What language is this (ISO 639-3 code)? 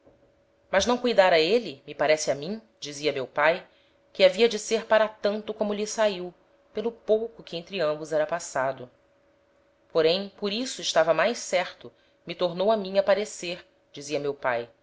por